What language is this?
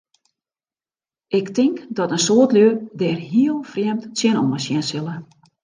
Western Frisian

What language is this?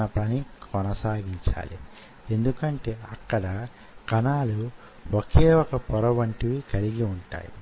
Telugu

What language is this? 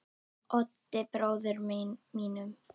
Icelandic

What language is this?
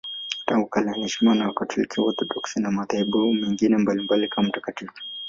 Swahili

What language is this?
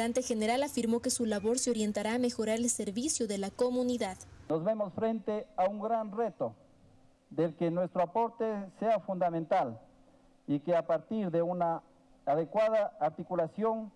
Spanish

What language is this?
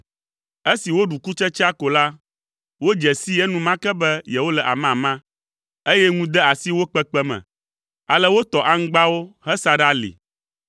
Ewe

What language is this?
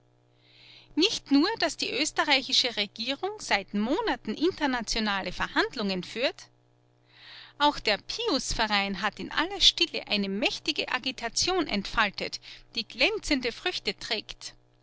German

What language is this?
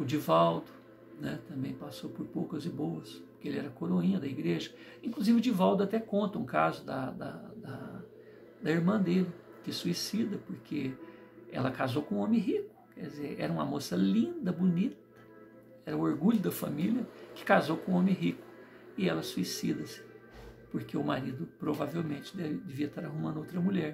Portuguese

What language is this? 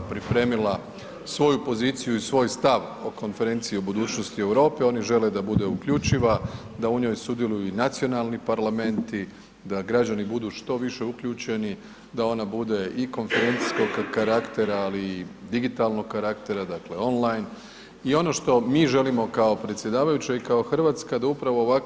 Croatian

